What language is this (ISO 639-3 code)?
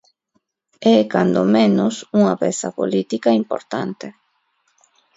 glg